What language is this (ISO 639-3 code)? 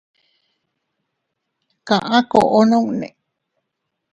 cut